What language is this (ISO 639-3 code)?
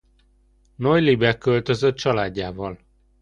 hun